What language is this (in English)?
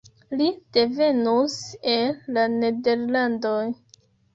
Esperanto